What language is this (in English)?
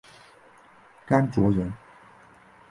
Chinese